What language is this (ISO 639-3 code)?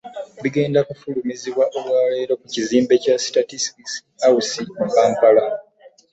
lug